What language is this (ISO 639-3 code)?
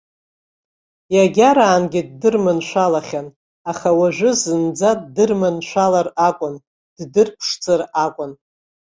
abk